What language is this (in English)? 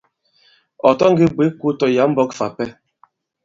Bankon